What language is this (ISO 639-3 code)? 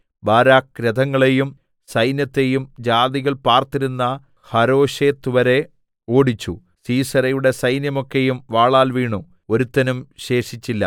mal